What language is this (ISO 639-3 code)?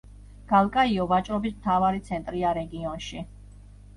kat